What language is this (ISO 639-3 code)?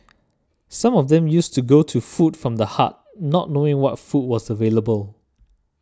eng